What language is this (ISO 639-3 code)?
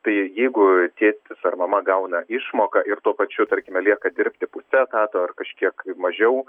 lit